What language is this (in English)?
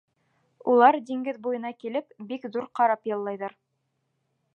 Bashkir